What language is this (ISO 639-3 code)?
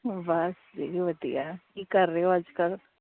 pan